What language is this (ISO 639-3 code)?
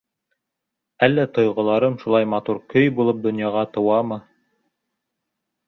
bak